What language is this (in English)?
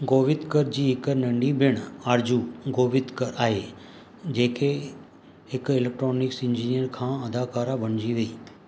Sindhi